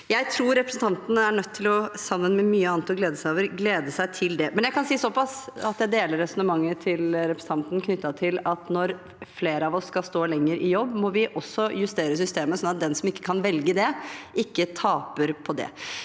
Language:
Norwegian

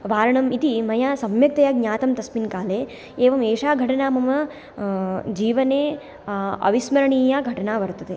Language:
Sanskrit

